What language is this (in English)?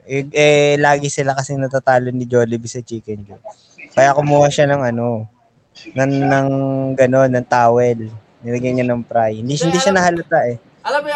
Filipino